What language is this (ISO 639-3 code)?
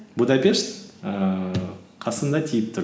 kaz